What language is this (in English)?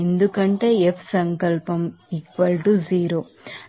Telugu